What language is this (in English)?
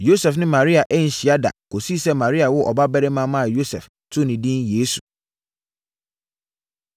Akan